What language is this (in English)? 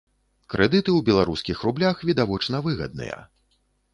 Belarusian